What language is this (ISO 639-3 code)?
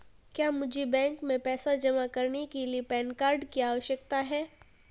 hin